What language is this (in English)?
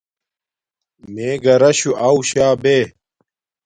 Domaaki